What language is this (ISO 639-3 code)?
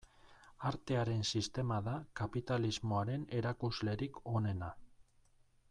eus